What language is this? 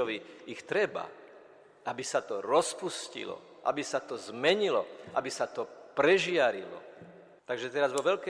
Slovak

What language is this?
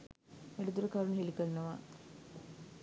Sinhala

